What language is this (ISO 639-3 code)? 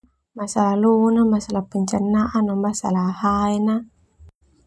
twu